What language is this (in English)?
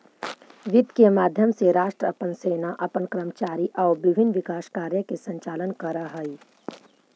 Magahi